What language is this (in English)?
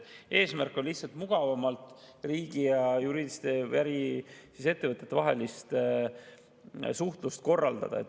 Estonian